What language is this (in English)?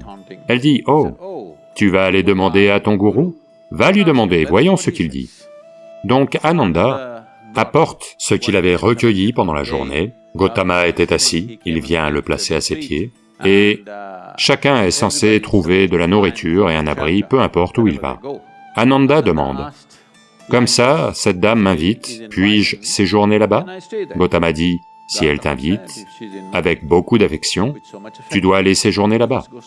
French